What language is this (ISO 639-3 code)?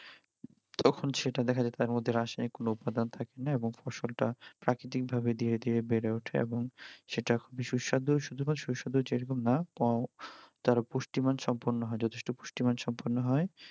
ben